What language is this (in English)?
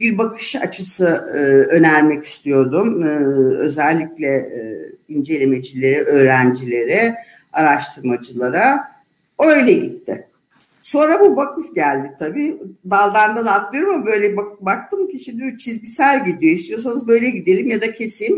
Turkish